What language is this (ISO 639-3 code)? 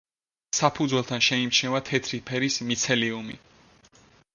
kat